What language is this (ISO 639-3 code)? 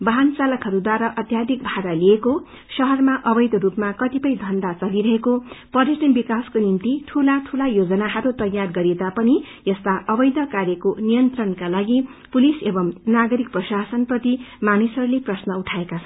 nep